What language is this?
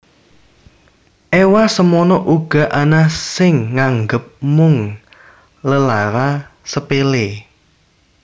Javanese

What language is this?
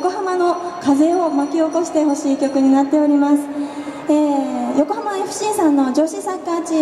Japanese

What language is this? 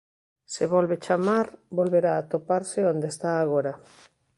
Galician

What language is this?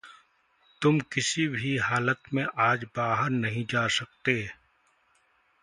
Hindi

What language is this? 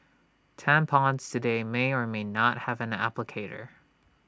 English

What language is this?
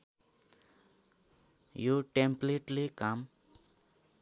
Nepali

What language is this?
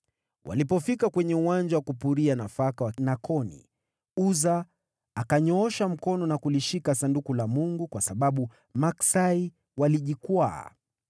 Swahili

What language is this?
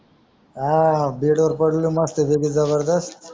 Marathi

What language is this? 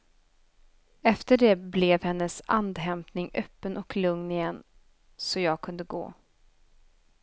Swedish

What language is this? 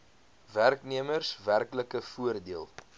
Afrikaans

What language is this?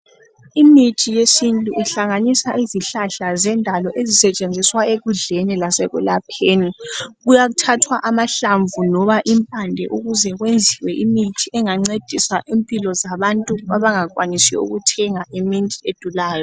North Ndebele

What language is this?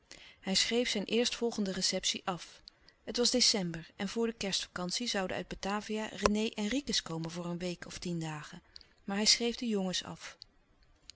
Dutch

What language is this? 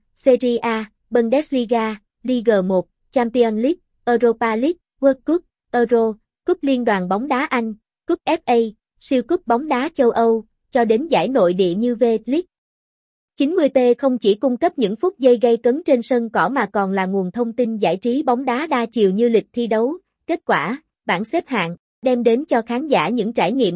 Vietnamese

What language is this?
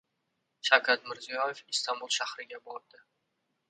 Uzbek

